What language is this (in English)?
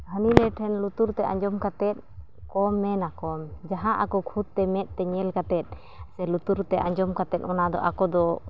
Santali